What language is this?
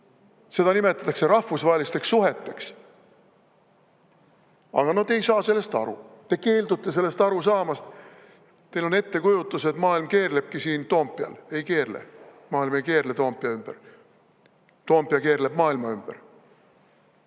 Estonian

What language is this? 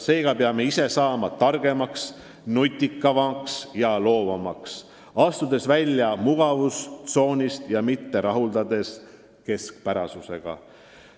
Estonian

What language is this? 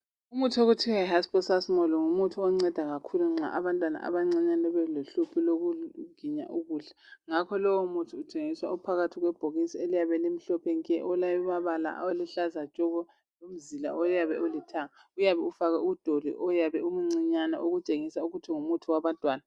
North Ndebele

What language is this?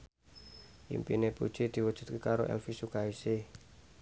Javanese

